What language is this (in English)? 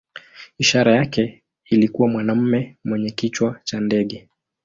Swahili